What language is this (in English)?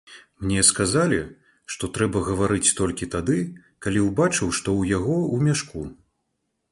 Belarusian